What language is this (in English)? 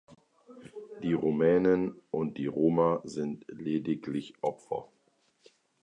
German